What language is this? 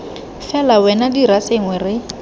Tswana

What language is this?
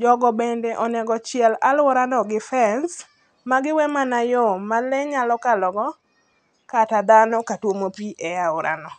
Luo (Kenya and Tanzania)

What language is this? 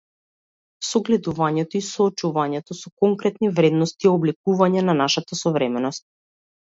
Macedonian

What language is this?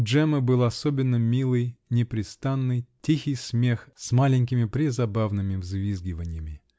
Russian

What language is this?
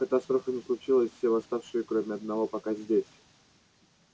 Russian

